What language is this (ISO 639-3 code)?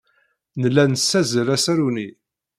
kab